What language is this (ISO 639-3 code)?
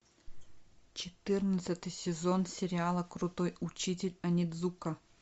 rus